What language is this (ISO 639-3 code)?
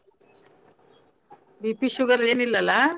kan